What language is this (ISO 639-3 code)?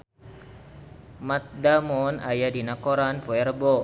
sun